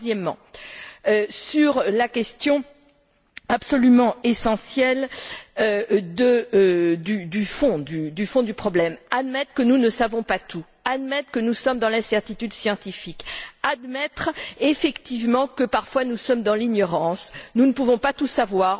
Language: French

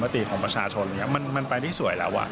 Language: Thai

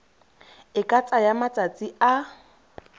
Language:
Tswana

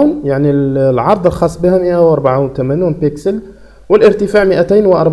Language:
Arabic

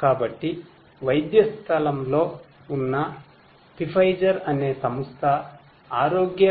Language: Telugu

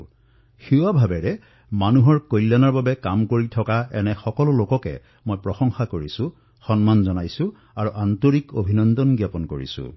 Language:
Assamese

